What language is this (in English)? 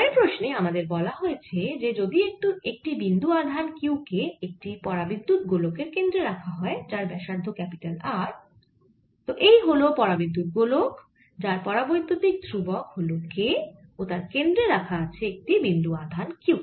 Bangla